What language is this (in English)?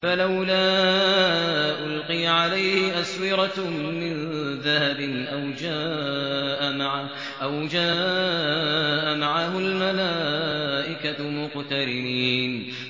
Arabic